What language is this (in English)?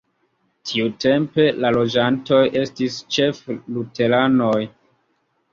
Esperanto